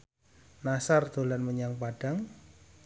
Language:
Javanese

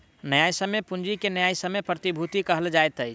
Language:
Maithili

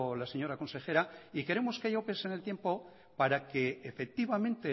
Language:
Spanish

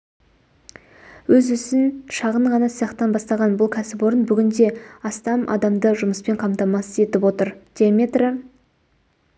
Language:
Kazakh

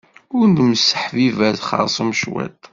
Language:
Kabyle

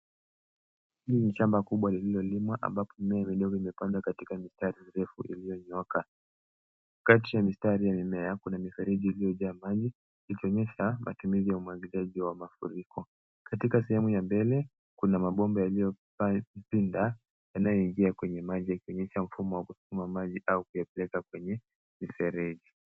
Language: Swahili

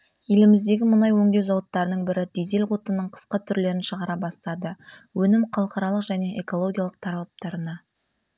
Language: Kazakh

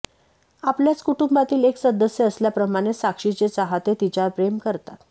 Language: Marathi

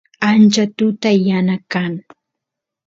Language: Santiago del Estero Quichua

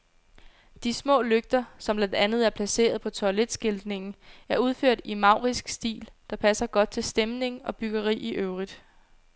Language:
Danish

